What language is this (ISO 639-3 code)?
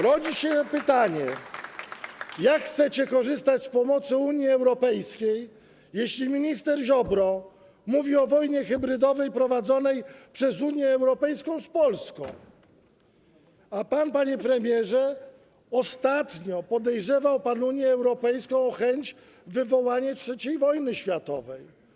pol